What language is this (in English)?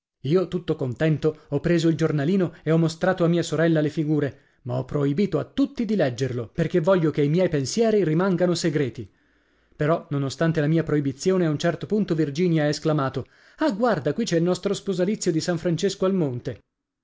Italian